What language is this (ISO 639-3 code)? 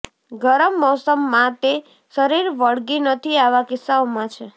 guj